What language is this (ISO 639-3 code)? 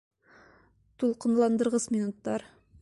bak